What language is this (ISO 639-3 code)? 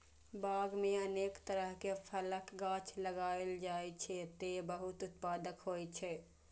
mai